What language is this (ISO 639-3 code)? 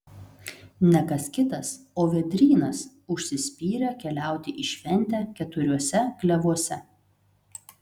lit